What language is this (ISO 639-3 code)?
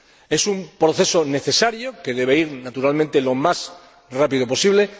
spa